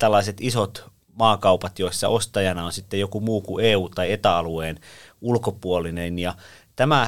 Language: Finnish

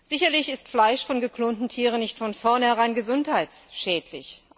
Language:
German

